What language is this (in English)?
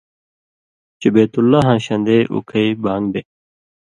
Indus Kohistani